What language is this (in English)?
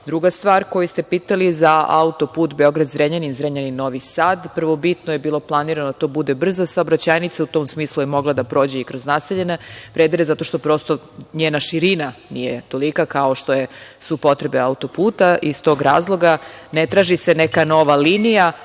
Serbian